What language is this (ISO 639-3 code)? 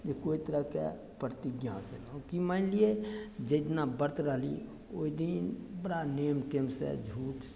mai